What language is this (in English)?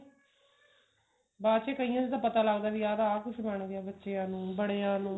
Punjabi